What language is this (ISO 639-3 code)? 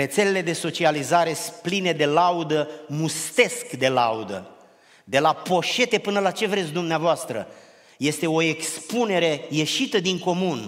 ron